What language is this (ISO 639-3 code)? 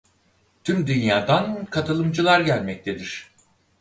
tur